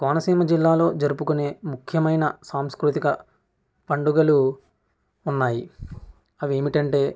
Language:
Telugu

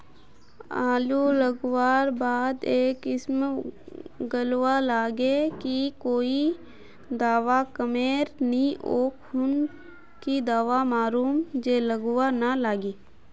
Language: Magahi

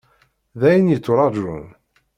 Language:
Kabyle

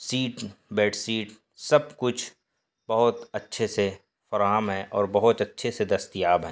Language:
Urdu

